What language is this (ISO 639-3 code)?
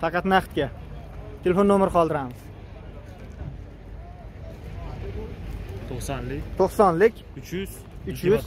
tur